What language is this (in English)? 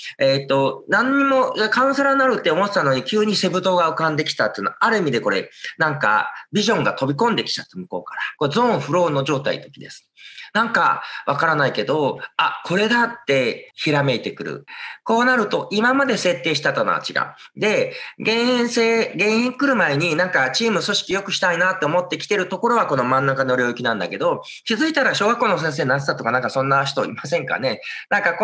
Japanese